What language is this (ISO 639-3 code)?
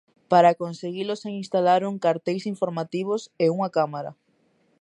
glg